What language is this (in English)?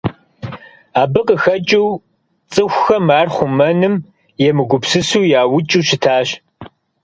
Kabardian